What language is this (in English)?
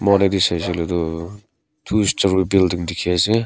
Naga Pidgin